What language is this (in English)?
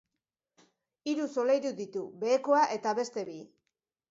Basque